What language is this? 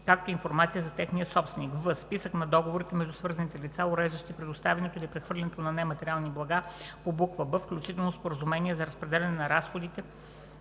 Bulgarian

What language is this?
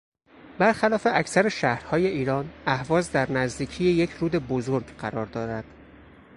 Persian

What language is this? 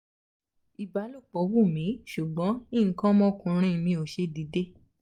Yoruba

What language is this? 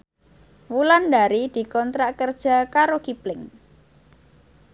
Javanese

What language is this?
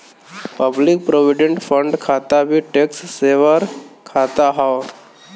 Bhojpuri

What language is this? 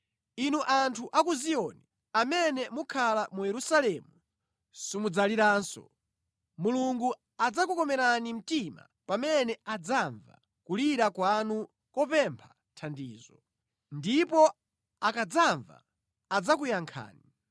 Nyanja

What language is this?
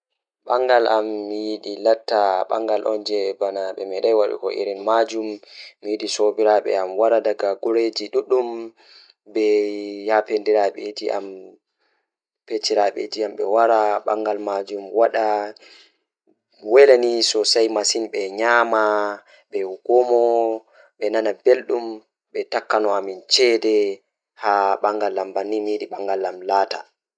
Fula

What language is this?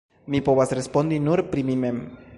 Esperanto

